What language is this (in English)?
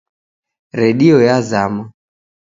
Taita